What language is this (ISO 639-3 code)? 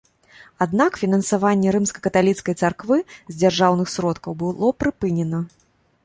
bel